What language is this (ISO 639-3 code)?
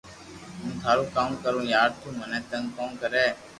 lrk